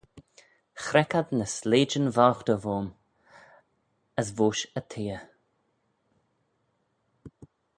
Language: Manx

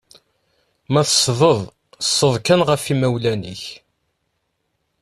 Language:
Kabyle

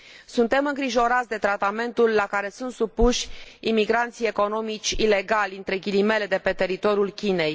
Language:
Romanian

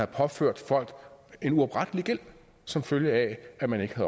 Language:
Danish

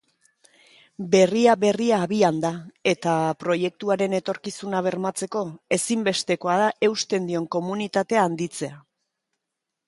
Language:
Basque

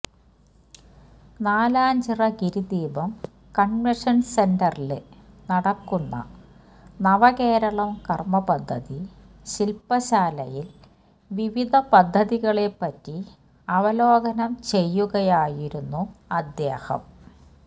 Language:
Malayalam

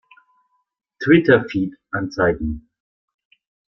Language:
German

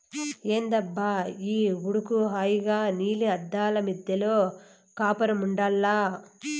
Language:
Telugu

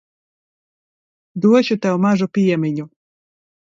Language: Latvian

